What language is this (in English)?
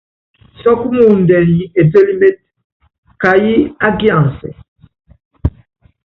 Yangben